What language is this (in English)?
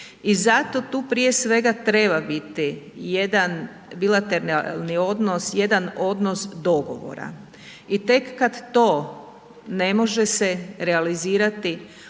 Croatian